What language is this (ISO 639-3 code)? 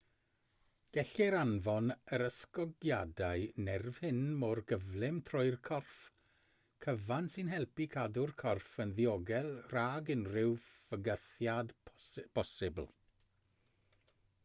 cym